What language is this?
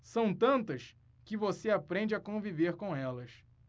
Portuguese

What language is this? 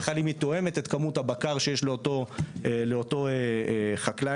Hebrew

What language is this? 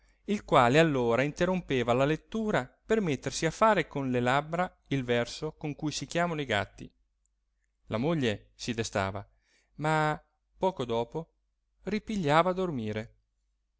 Italian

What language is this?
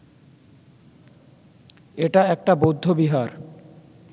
Bangla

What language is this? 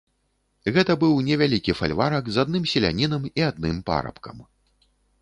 Belarusian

